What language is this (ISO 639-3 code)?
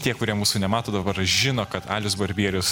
lit